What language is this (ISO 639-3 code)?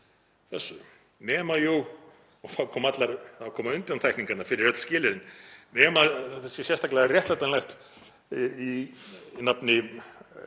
isl